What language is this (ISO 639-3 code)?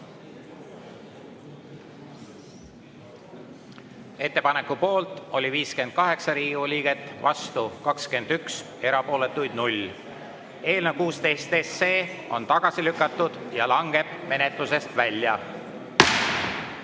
est